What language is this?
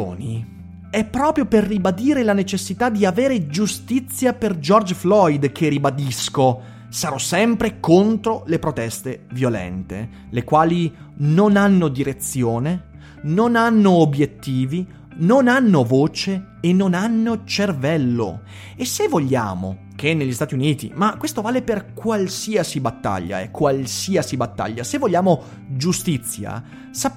Italian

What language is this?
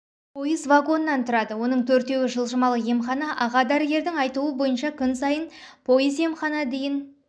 Kazakh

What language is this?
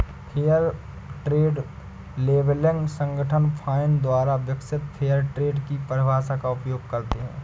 Hindi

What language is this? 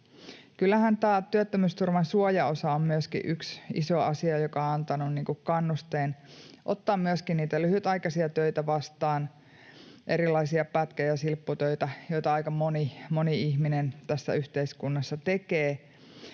Finnish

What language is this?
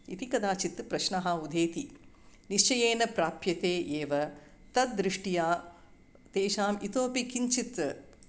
Sanskrit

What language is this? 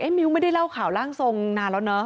Thai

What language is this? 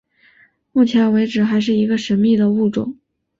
Chinese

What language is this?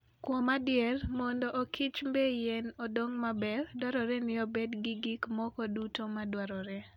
Luo (Kenya and Tanzania)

